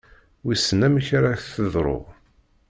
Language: Kabyle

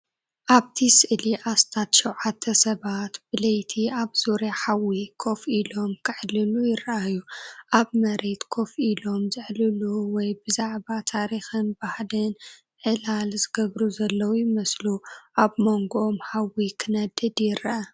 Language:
Tigrinya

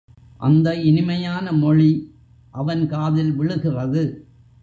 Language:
Tamil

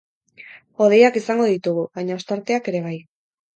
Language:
Basque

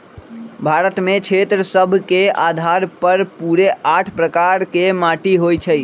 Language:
Magahi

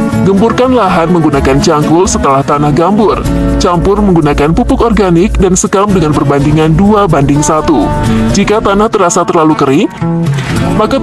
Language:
Indonesian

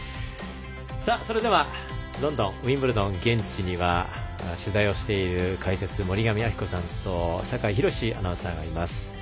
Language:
Japanese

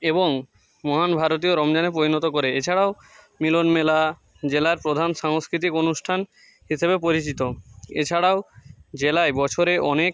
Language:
Bangla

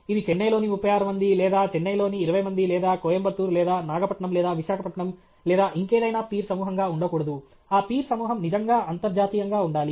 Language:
Telugu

